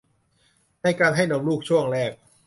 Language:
Thai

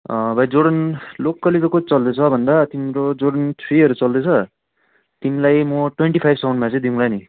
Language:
Nepali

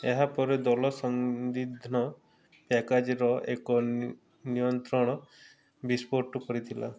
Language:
Odia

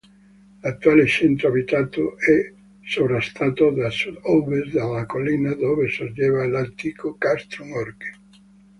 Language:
Italian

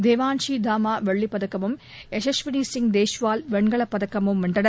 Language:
Tamil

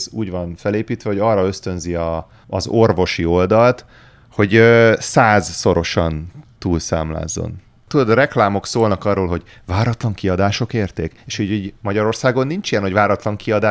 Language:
Hungarian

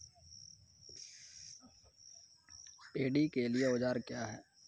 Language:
Maithili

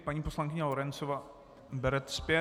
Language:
Czech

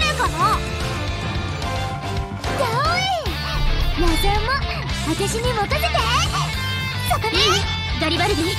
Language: Japanese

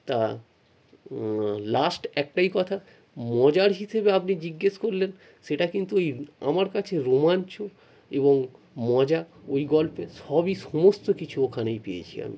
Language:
Bangla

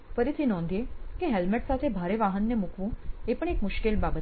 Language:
Gujarati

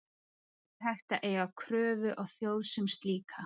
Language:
Icelandic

